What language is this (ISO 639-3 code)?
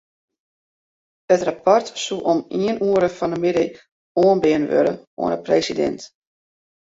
fry